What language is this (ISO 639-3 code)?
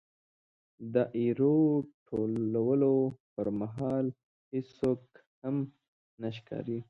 pus